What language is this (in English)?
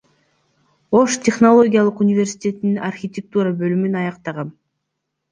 Kyrgyz